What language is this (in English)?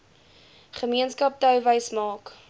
Afrikaans